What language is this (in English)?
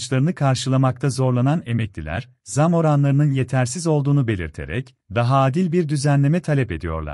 Turkish